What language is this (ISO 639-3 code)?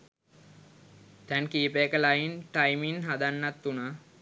sin